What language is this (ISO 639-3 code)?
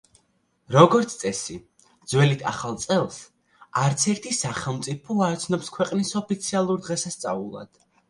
kat